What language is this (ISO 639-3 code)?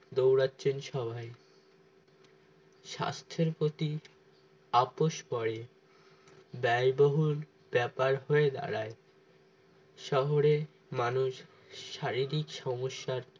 ben